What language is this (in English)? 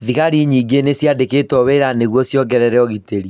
Kikuyu